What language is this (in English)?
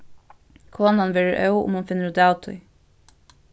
Faroese